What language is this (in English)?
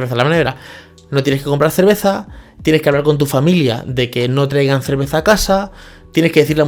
Spanish